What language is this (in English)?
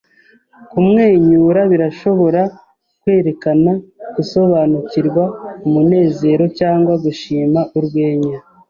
Kinyarwanda